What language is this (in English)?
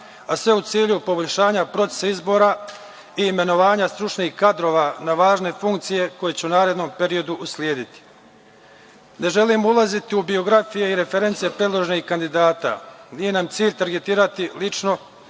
Serbian